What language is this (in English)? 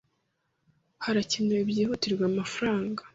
Kinyarwanda